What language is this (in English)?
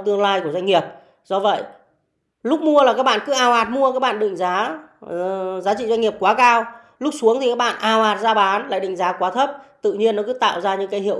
Vietnamese